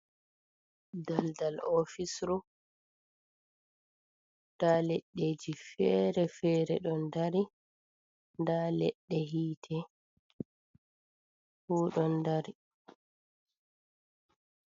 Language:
Fula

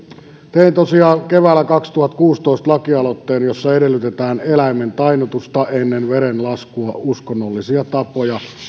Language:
Finnish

